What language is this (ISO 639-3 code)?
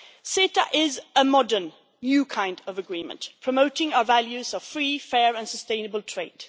eng